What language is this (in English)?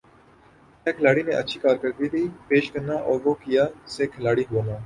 Urdu